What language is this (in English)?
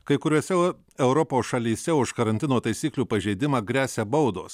Lithuanian